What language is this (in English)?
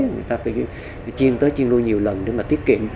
Vietnamese